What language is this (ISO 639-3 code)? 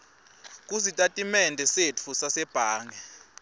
ssw